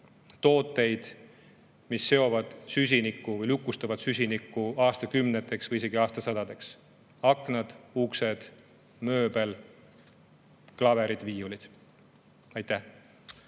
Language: Estonian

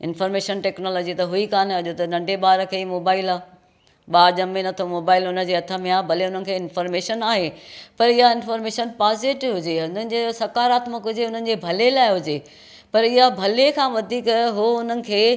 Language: Sindhi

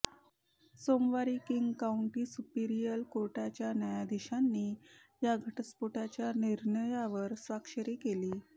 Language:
Marathi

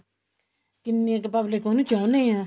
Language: Punjabi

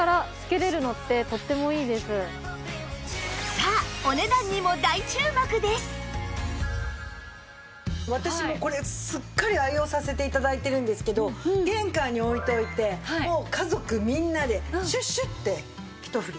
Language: Japanese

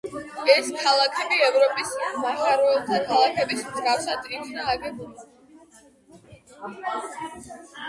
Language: Georgian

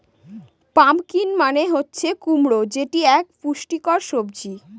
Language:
Bangla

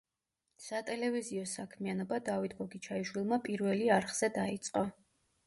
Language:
Georgian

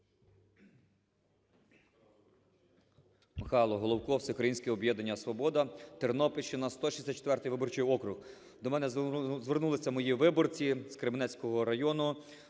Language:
Ukrainian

